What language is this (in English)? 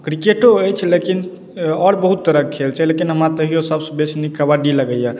Maithili